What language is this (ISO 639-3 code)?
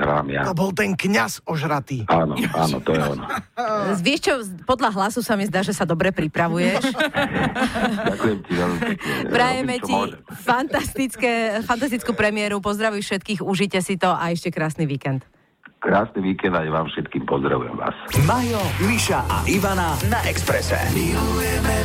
slk